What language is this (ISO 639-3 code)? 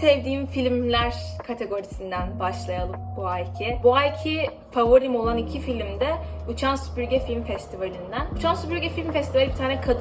tur